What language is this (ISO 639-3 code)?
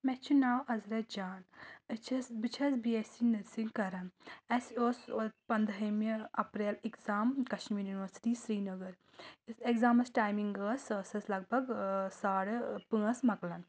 kas